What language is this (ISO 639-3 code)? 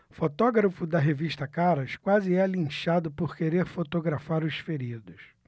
por